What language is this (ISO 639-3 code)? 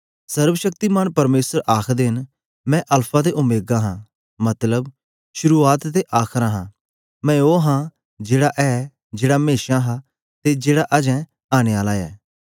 doi